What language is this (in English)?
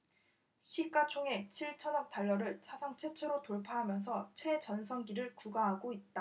Korean